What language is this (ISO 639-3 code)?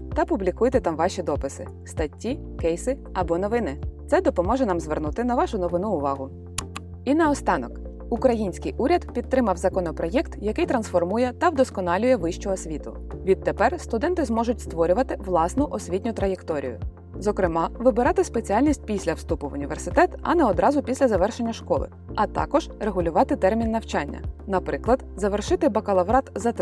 ukr